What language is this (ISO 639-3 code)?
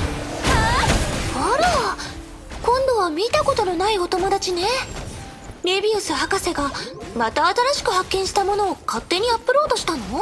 jpn